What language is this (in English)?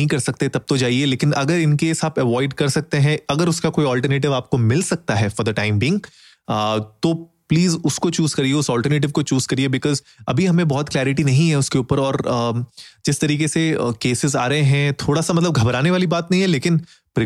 Hindi